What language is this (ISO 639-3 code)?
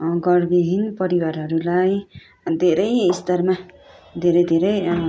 nep